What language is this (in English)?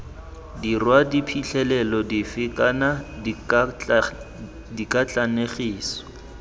Tswana